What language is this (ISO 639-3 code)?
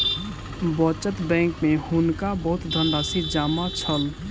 mai